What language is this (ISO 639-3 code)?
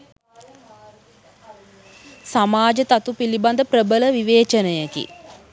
sin